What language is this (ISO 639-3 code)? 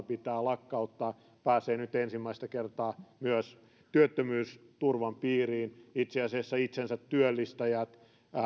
fin